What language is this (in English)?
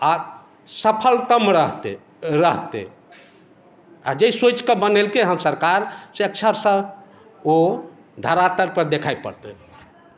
Maithili